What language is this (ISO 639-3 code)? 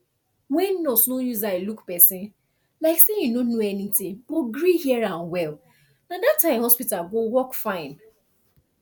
pcm